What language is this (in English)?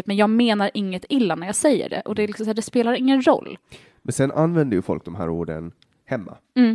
Swedish